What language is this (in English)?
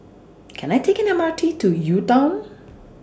English